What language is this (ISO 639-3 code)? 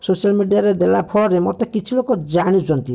ori